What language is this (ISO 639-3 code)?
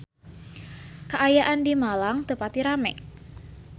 sun